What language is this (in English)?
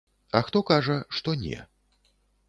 Belarusian